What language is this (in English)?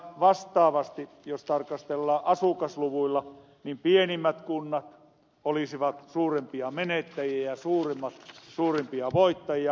Finnish